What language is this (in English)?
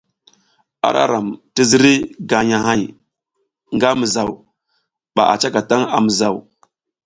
South Giziga